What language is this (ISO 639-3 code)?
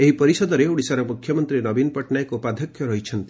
ori